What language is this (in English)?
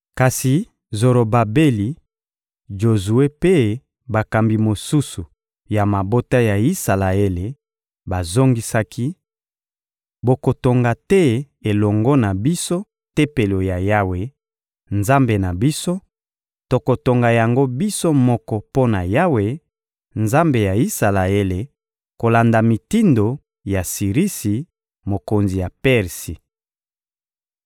Lingala